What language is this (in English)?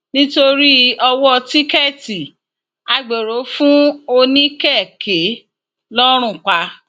Yoruba